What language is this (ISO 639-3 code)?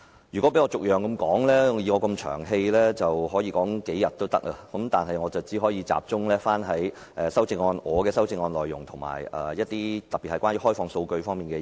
yue